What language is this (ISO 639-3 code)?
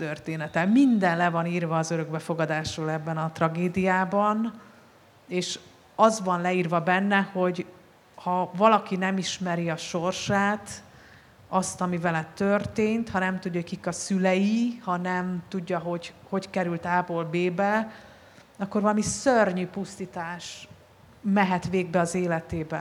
hun